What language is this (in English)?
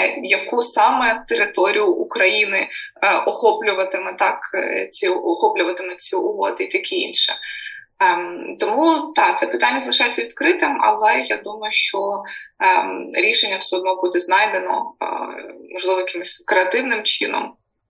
Ukrainian